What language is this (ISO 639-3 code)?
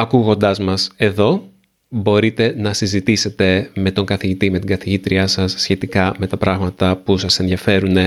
ell